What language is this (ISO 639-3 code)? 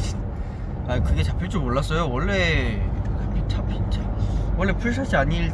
kor